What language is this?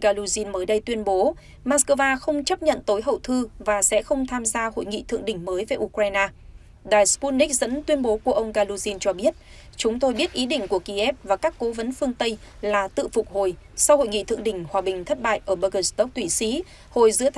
Vietnamese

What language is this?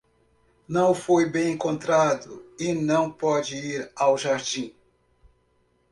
Portuguese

